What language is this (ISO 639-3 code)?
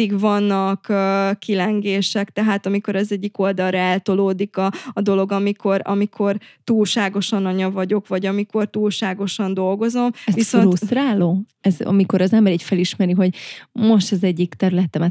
hun